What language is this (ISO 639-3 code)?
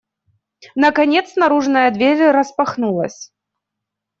rus